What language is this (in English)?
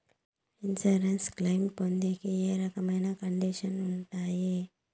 Telugu